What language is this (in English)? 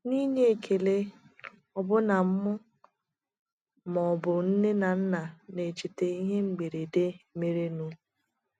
Igbo